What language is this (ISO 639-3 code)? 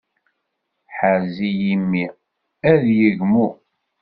kab